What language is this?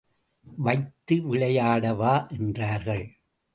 Tamil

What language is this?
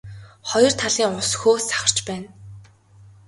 Mongolian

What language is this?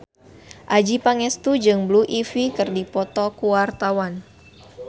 Sundanese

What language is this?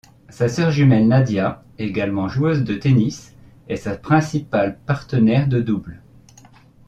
French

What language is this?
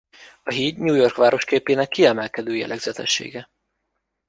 Hungarian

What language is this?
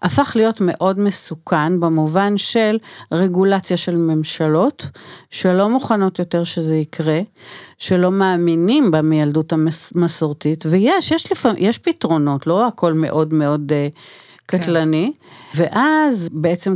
Hebrew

